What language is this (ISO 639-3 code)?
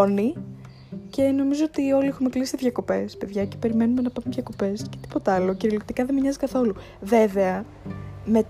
ell